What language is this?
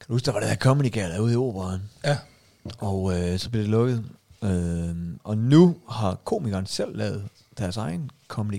Danish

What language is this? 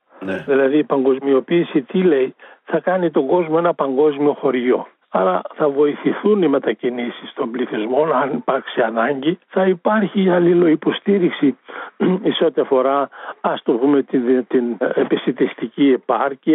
Greek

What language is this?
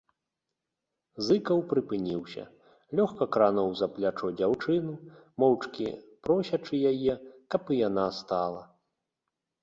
Belarusian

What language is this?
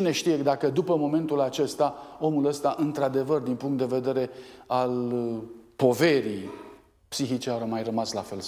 Romanian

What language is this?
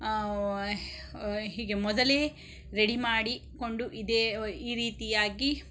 Kannada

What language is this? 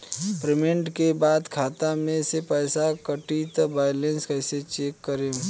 Bhojpuri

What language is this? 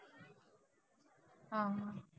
Marathi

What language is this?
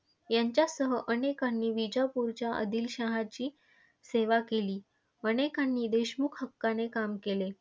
Marathi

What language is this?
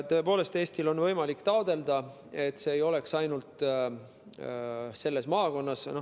Estonian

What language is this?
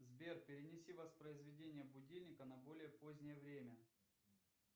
Russian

